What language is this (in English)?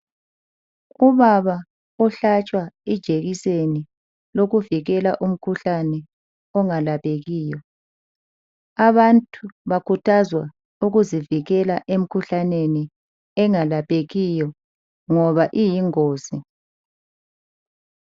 North Ndebele